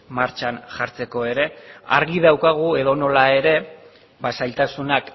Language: Basque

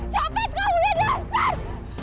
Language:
Indonesian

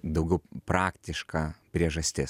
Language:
Lithuanian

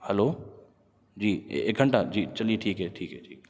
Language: Urdu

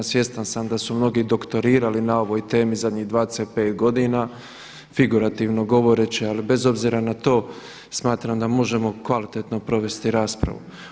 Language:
Croatian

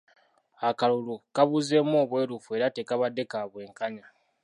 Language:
Ganda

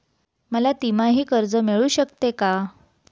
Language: Marathi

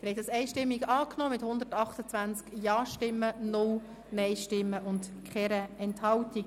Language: Swiss German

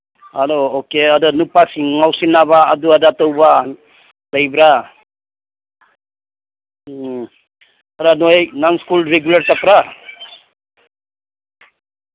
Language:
Manipuri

